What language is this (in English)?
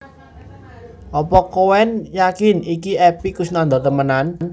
Javanese